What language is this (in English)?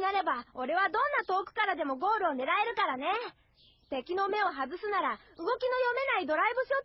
Japanese